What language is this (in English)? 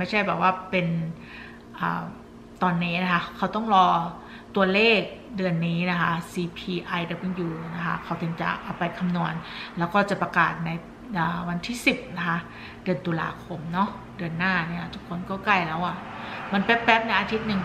Thai